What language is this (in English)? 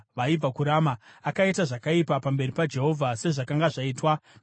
Shona